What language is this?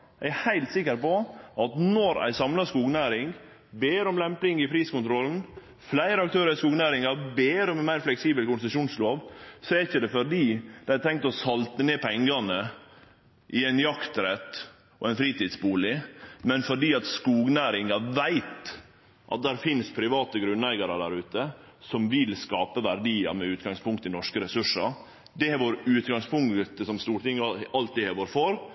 Norwegian Nynorsk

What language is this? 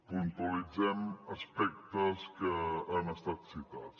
Catalan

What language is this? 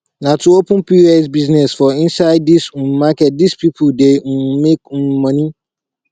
Nigerian Pidgin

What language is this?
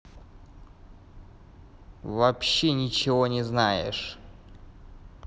Russian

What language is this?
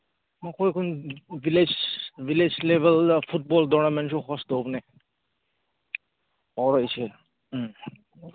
Manipuri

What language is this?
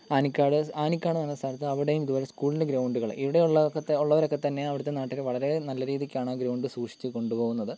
Malayalam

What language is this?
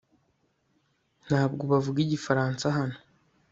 Kinyarwanda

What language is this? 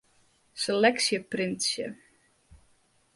Western Frisian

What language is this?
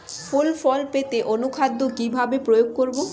Bangla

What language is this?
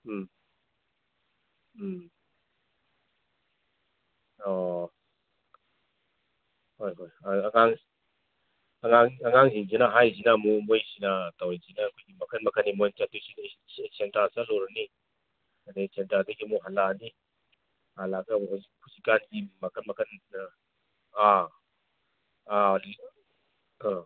Manipuri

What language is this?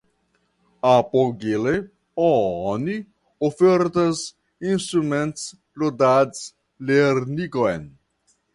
Esperanto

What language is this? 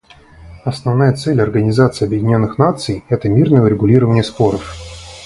Russian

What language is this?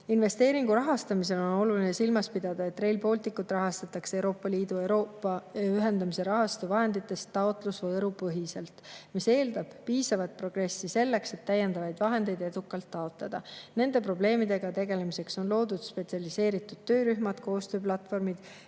Estonian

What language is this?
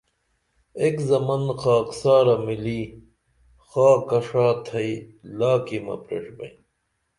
Dameli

